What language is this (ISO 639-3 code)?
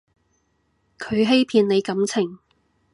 yue